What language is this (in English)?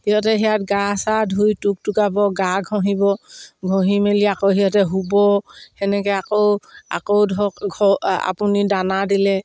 Assamese